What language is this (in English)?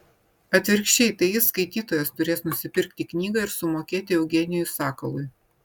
Lithuanian